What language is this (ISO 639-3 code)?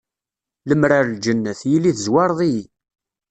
kab